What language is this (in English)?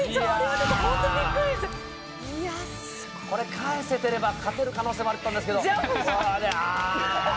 Japanese